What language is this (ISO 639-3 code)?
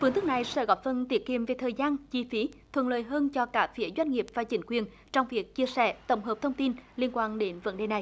vie